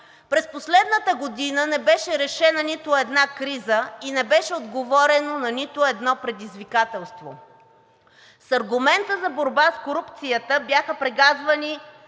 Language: Bulgarian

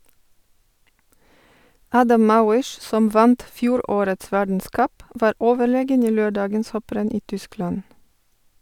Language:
Norwegian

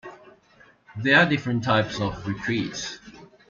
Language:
English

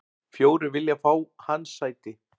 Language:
Icelandic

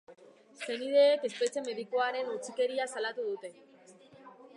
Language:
Basque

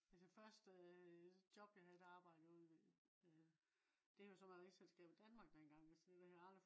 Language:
Danish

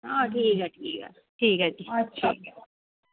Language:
Dogri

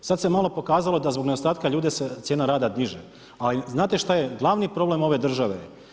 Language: Croatian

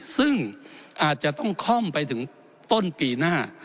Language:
Thai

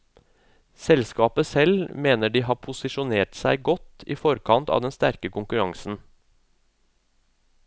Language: Norwegian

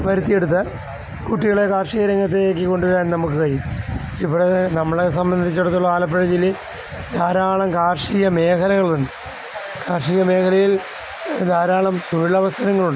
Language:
Malayalam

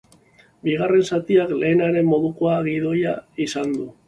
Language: Basque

